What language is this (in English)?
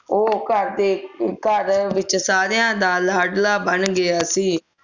Punjabi